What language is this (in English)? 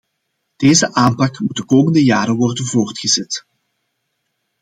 Dutch